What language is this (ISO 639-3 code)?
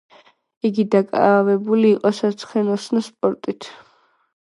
kat